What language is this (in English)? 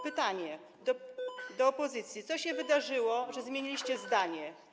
Polish